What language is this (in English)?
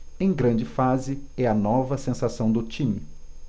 Portuguese